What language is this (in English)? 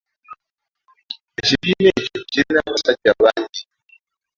Ganda